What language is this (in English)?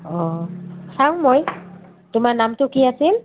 Assamese